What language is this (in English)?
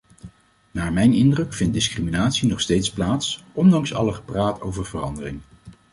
Dutch